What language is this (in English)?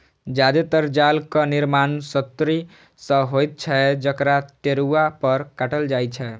Maithili